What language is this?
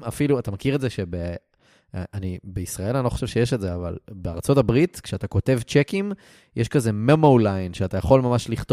Hebrew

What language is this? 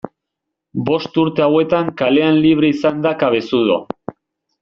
Basque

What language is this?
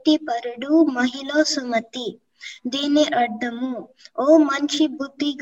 Telugu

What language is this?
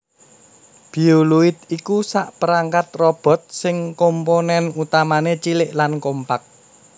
Javanese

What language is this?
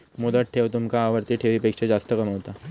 Marathi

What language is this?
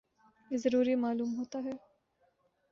Urdu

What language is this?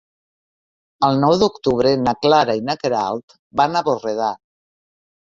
Catalan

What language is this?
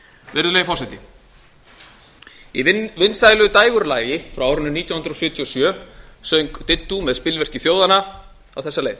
Icelandic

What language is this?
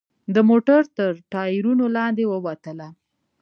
Pashto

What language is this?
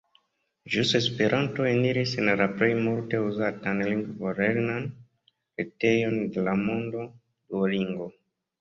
Esperanto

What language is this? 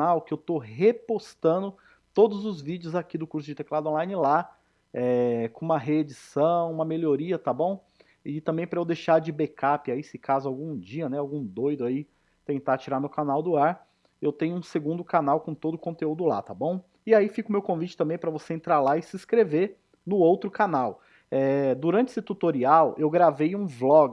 Portuguese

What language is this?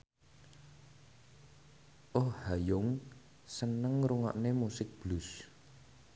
Javanese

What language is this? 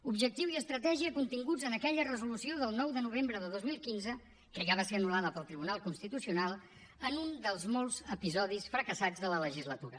Catalan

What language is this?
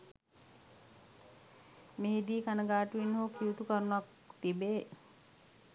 Sinhala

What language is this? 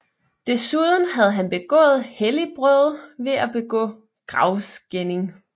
Danish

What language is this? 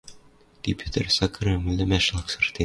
Western Mari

